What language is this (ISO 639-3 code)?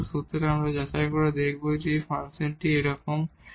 ben